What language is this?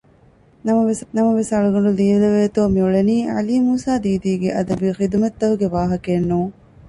Divehi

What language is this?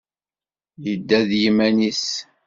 Kabyle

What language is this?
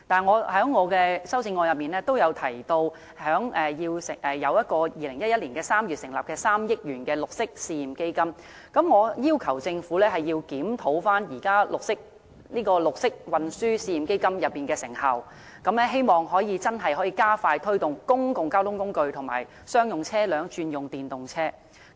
Cantonese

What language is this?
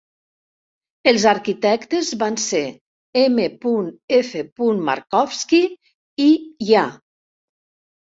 Catalan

